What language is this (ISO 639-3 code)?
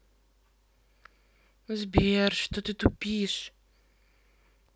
rus